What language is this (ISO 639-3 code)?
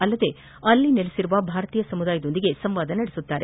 kan